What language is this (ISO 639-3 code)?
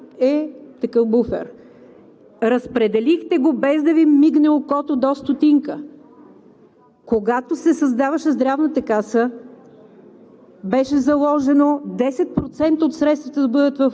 bul